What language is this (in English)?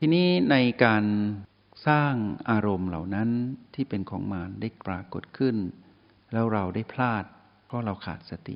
Thai